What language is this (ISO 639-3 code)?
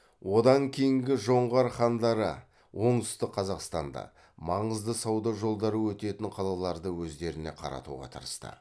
kaz